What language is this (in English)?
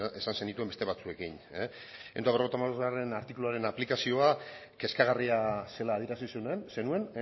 Basque